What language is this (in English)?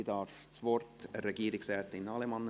Swiss German